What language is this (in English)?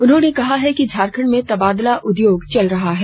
Hindi